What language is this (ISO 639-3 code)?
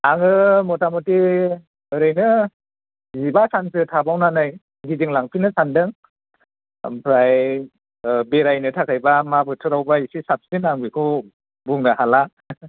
brx